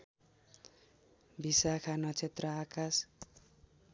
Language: Nepali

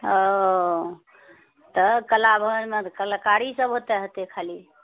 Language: Maithili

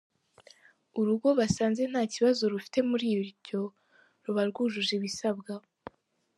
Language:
Kinyarwanda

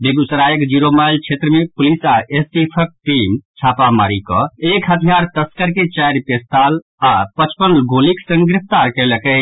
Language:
Maithili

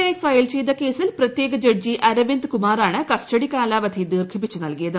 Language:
Malayalam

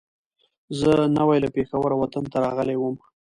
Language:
Pashto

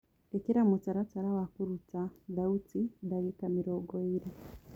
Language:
Kikuyu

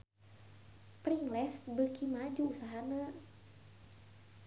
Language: Sundanese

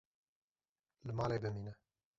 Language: Kurdish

